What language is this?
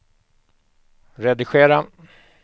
Swedish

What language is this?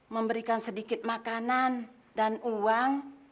Indonesian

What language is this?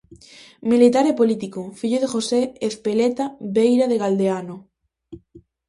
Galician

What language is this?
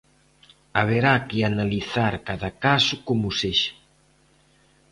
Galician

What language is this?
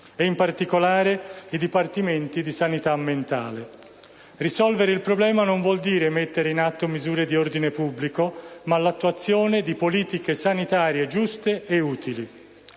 Italian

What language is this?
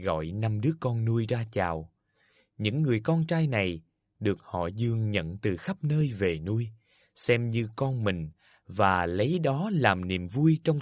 Vietnamese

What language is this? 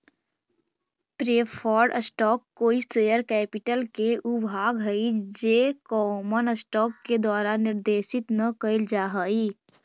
Magahi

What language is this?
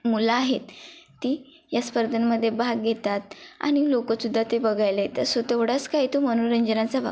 Marathi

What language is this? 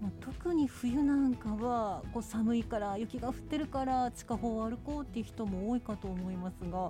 Japanese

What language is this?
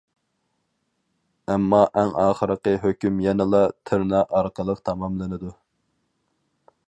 Uyghur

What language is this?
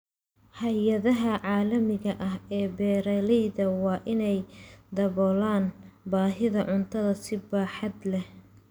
Somali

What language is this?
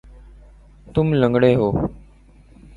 Urdu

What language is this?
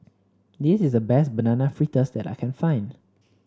English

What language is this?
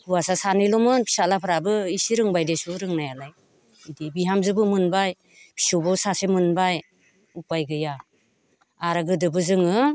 Bodo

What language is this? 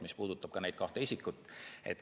Estonian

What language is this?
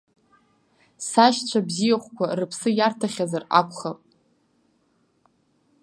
Abkhazian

